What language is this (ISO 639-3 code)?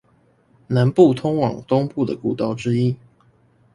zho